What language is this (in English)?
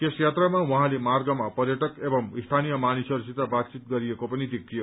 Nepali